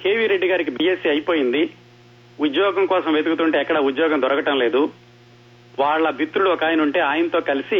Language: Telugu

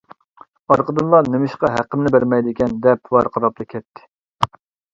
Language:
Uyghur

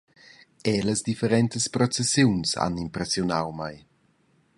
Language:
Romansh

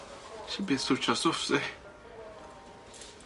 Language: Welsh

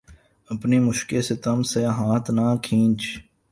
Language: Urdu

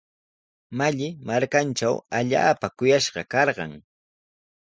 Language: Sihuas Ancash Quechua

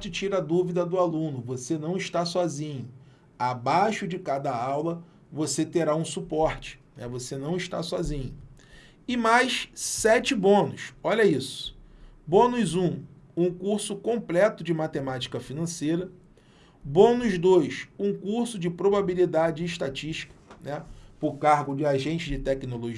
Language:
Portuguese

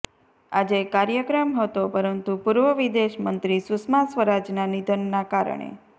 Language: Gujarati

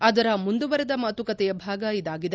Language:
Kannada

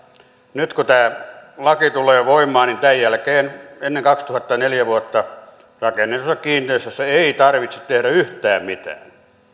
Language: Finnish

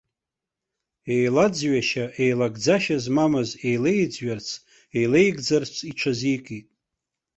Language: Abkhazian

